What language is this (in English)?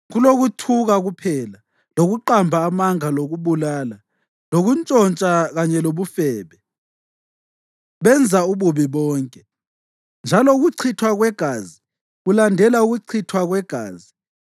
North Ndebele